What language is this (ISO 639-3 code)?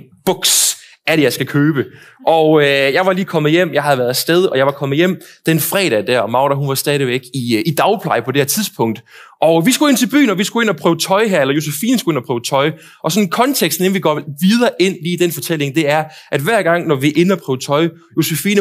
dan